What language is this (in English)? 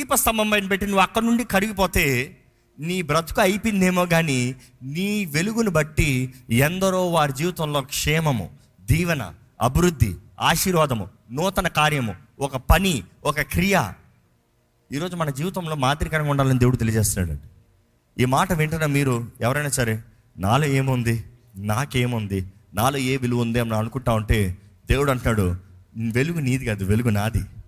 Telugu